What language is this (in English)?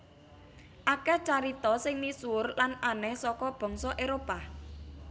Javanese